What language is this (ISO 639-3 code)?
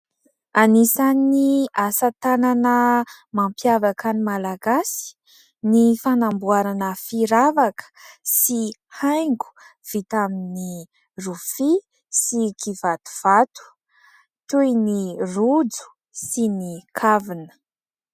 mlg